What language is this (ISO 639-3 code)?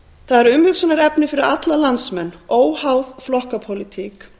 isl